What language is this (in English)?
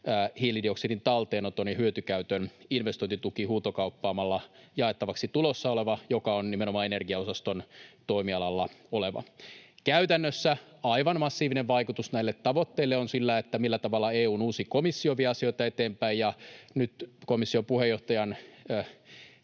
Finnish